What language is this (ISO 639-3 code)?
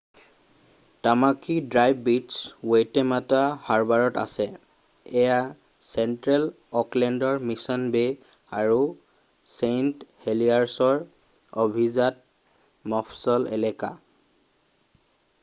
asm